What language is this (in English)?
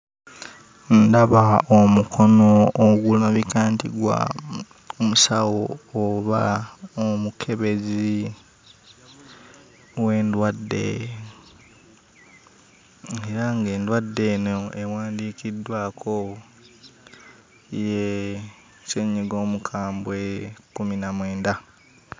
Ganda